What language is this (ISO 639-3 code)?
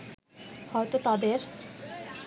ben